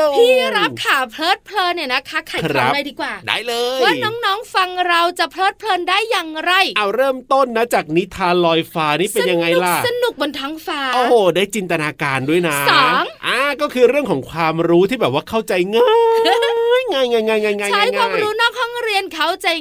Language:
Thai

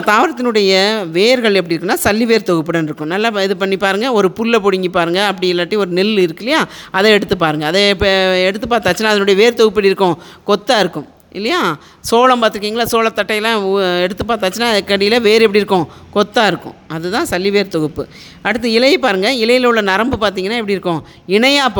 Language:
Tamil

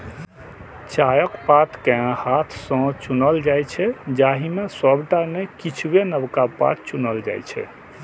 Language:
Maithili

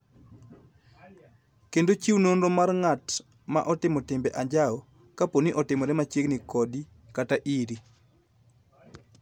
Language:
Luo (Kenya and Tanzania)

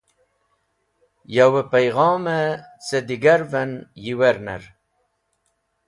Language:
Wakhi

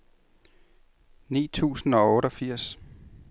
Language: Danish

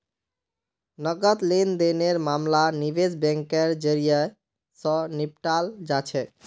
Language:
Magahi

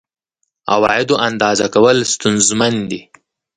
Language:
Pashto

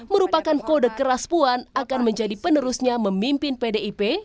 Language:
Indonesian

